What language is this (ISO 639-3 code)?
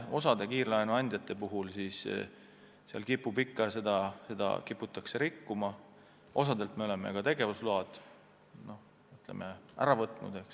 est